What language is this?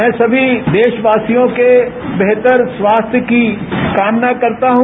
Hindi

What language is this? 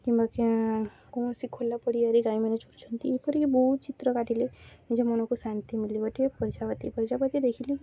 Odia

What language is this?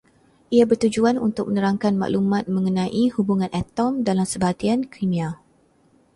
Malay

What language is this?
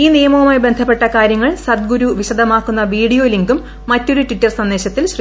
Malayalam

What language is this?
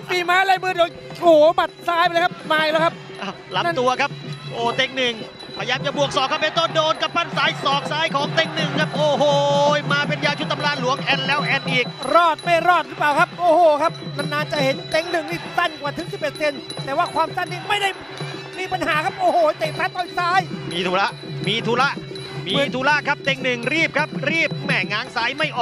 Thai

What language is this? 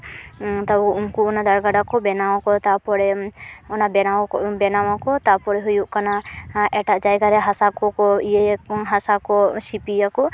Santali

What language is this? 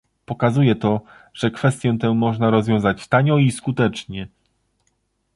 Polish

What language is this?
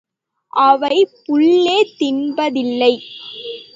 Tamil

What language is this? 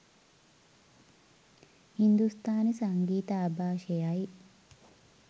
Sinhala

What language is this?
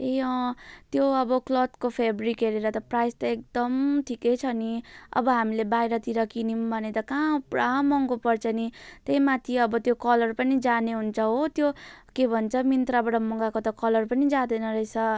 Nepali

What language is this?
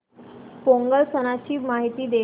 Marathi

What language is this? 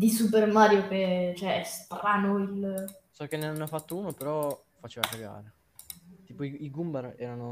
Italian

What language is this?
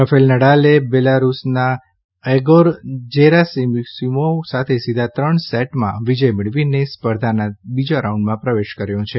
Gujarati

